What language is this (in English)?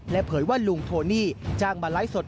Thai